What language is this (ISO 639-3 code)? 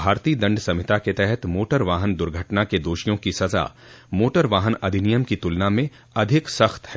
hin